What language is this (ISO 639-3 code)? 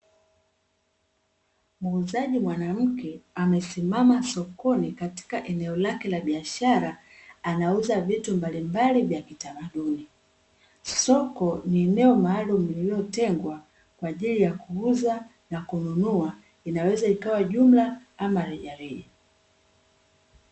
swa